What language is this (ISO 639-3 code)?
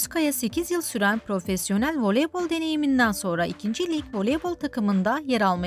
tur